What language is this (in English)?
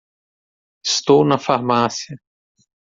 Portuguese